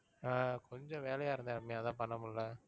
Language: Tamil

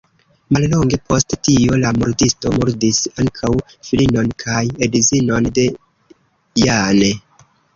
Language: Esperanto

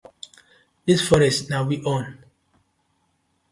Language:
Nigerian Pidgin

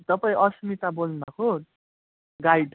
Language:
Nepali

